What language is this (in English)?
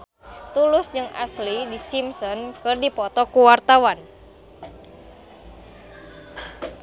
Sundanese